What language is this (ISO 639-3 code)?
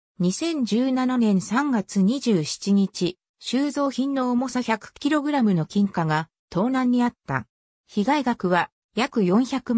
jpn